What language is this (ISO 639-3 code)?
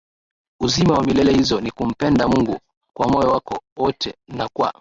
swa